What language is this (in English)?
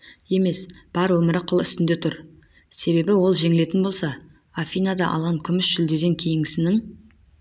Kazakh